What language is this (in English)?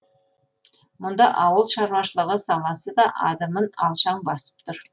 Kazakh